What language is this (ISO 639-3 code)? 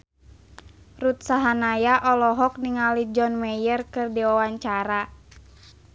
sun